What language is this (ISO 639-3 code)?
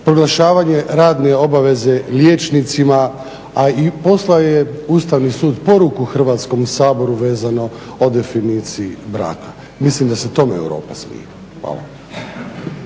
hrv